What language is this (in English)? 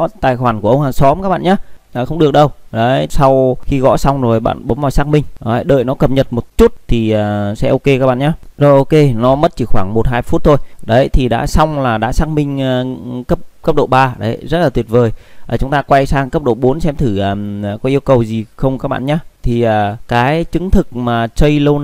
Vietnamese